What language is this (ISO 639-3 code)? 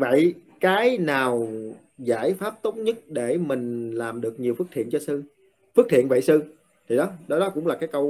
vie